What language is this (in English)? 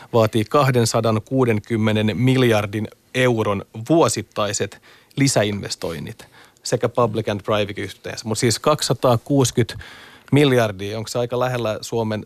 Finnish